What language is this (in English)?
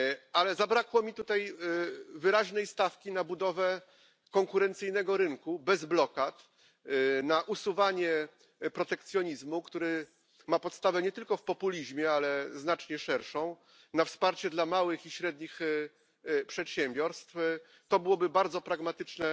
Polish